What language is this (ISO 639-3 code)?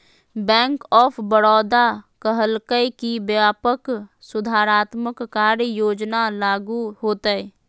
mag